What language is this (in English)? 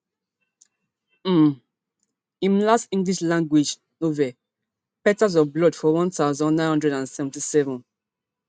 Nigerian Pidgin